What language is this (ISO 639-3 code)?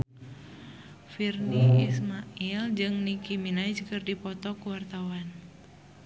sun